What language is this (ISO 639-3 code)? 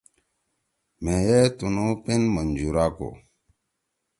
trw